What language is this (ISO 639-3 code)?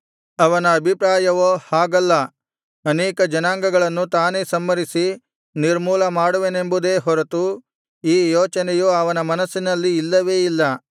kan